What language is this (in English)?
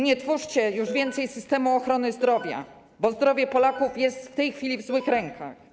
Polish